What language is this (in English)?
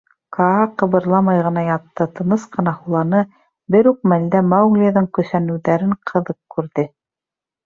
Bashkir